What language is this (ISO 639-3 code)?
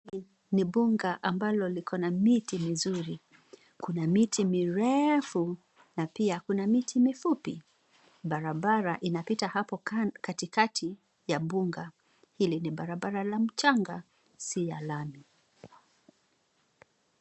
swa